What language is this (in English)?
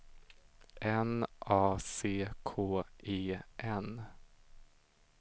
Swedish